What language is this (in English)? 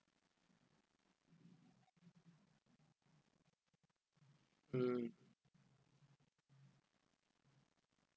English